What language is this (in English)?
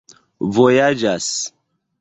Esperanto